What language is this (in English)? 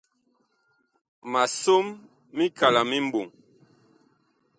Bakoko